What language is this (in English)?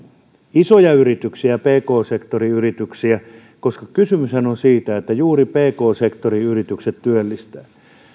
Finnish